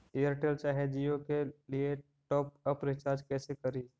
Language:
Magahi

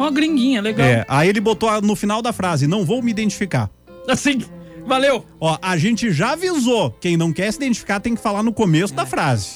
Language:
Portuguese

